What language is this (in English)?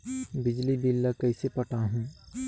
Chhattisgarhi